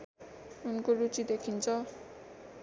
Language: Nepali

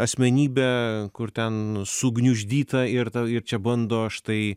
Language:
Lithuanian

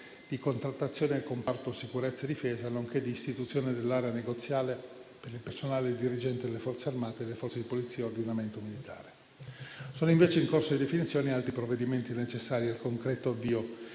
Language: Italian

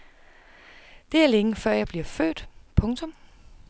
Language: Danish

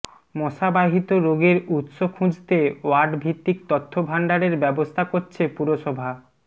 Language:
Bangla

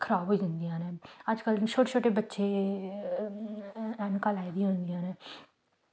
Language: Dogri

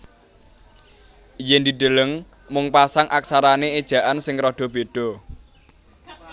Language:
Javanese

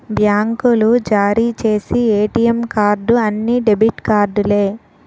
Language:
Telugu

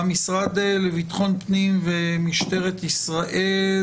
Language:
Hebrew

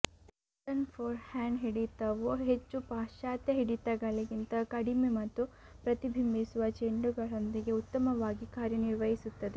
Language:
Kannada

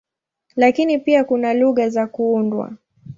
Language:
Swahili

